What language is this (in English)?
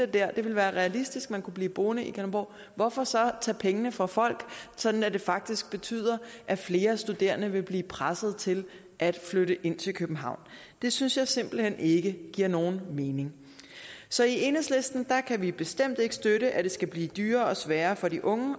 Danish